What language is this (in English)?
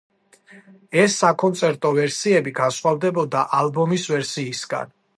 Georgian